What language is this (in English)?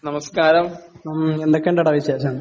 Malayalam